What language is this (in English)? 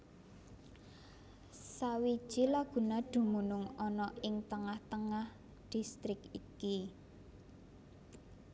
Javanese